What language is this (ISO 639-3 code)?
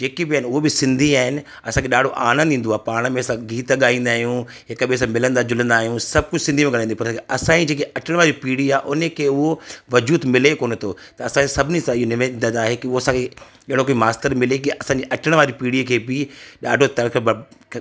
snd